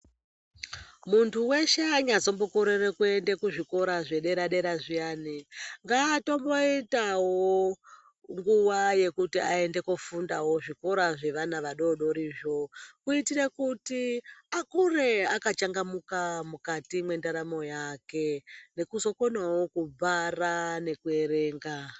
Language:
Ndau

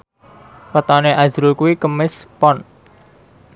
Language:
Javanese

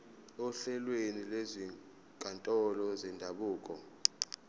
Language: Zulu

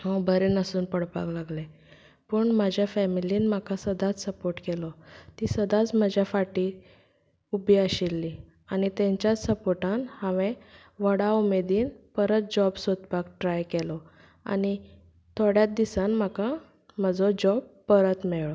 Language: Konkani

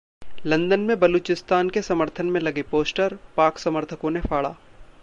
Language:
Hindi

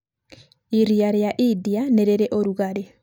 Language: Kikuyu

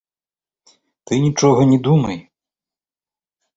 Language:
Belarusian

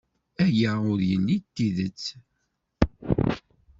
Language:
Kabyle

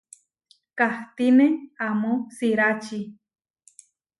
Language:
Huarijio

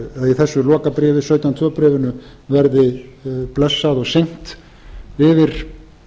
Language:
Icelandic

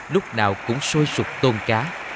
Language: Vietnamese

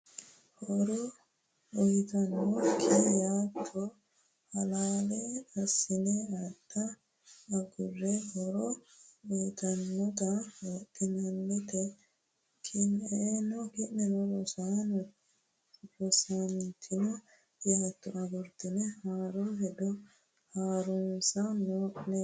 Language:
Sidamo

